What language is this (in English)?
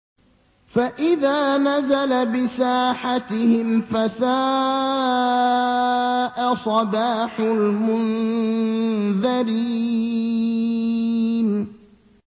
Arabic